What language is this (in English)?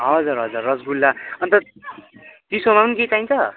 Nepali